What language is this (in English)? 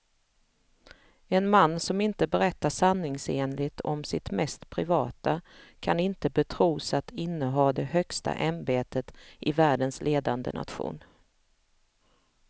Swedish